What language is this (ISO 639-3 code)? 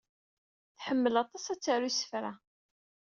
kab